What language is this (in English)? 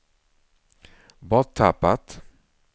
Swedish